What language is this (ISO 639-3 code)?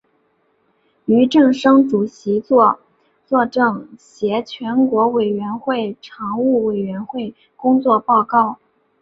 zho